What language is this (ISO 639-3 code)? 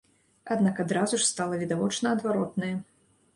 bel